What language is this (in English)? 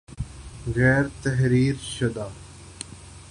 Urdu